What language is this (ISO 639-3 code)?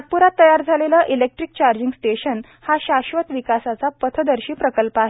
mar